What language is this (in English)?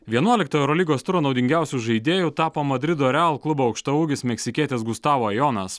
Lithuanian